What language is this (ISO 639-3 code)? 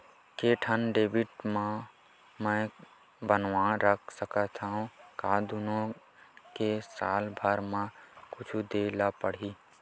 hne